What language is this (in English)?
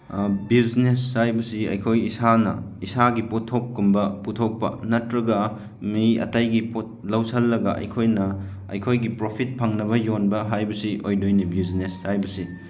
Manipuri